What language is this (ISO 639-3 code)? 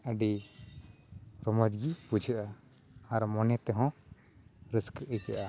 sat